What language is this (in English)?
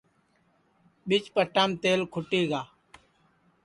Sansi